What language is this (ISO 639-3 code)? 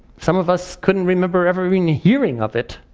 eng